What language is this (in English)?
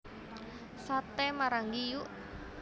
Javanese